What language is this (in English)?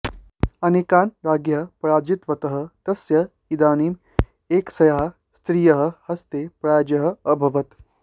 Sanskrit